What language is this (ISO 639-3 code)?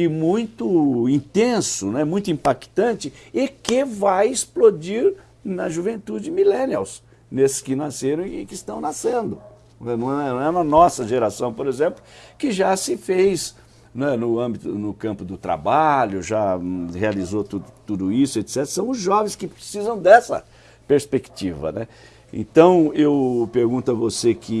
por